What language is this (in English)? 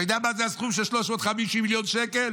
Hebrew